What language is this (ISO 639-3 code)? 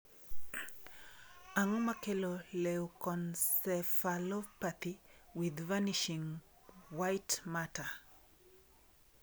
luo